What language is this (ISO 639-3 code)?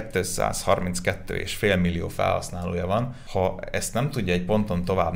hun